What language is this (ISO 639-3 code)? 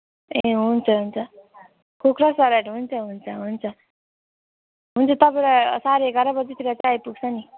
nep